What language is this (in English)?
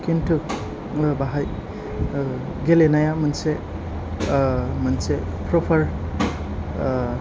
Bodo